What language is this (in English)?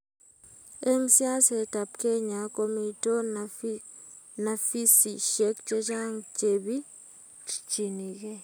Kalenjin